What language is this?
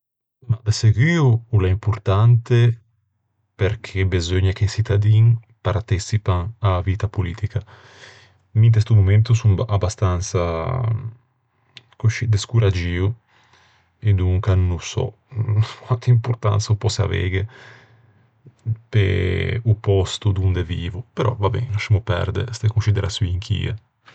Ligurian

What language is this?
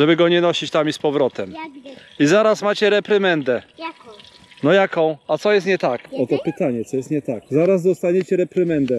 Polish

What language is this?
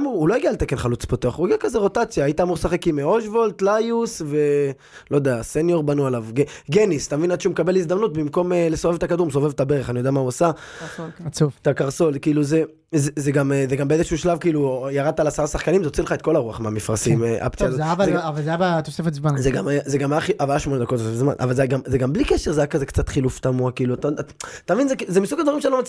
Hebrew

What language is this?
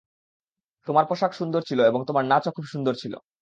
Bangla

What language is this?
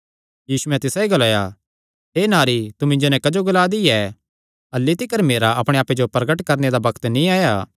Kangri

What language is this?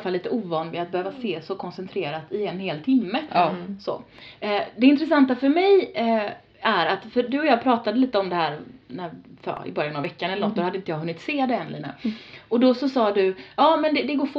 Swedish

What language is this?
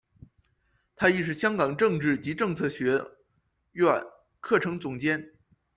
Chinese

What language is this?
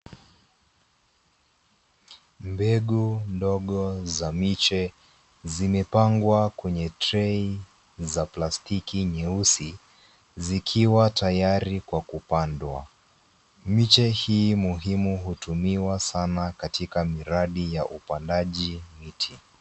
Swahili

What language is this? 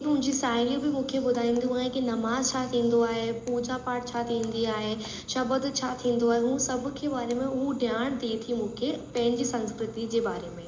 Sindhi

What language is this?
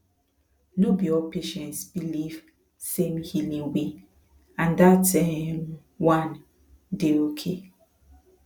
Nigerian Pidgin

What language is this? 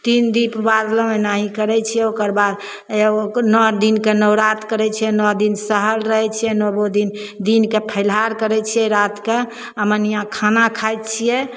Maithili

